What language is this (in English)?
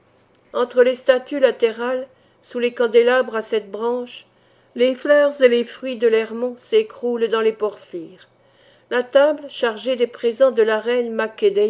French